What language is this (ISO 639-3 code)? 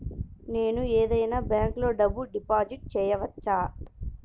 tel